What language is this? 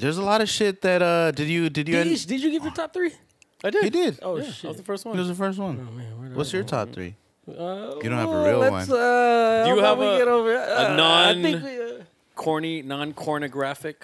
English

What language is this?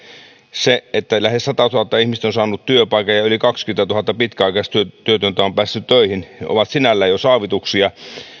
Finnish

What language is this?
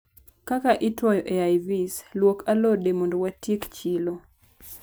Luo (Kenya and Tanzania)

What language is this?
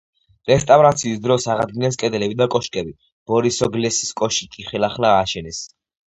Georgian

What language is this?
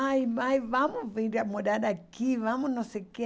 Portuguese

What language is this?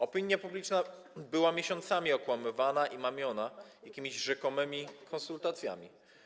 Polish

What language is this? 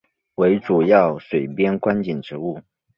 Chinese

